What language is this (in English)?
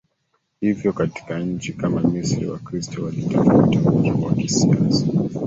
Swahili